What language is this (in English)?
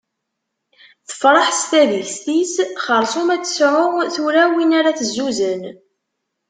Kabyle